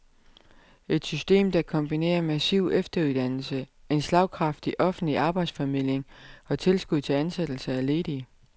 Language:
Danish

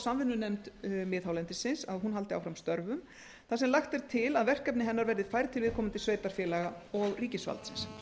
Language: Icelandic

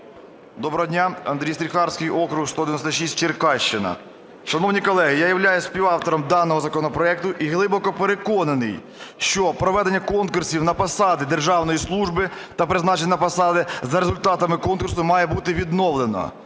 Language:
Ukrainian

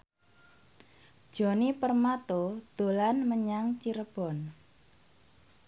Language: Javanese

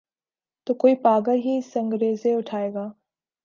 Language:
Urdu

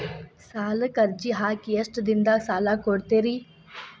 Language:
Kannada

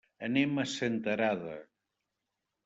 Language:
Catalan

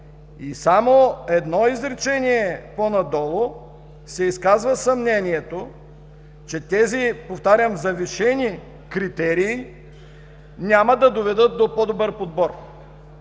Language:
Bulgarian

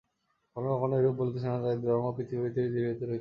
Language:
Bangla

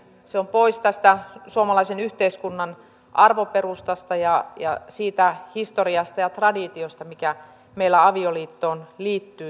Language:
Finnish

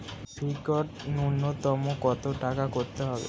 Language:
Bangla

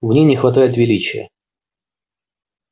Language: Russian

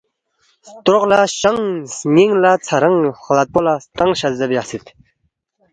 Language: Balti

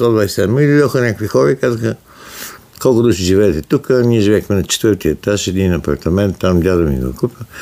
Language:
Bulgarian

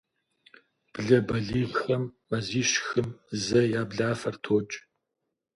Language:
Kabardian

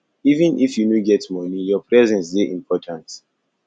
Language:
Nigerian Pidgin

